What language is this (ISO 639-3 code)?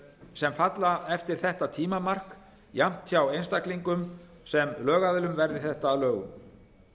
isl